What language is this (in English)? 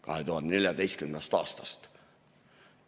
Estonian